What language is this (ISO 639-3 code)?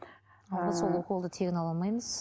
kaz